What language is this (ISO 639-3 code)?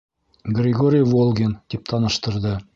bak